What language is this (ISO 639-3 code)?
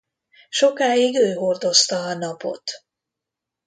hun